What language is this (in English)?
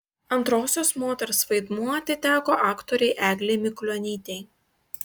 Lithuanian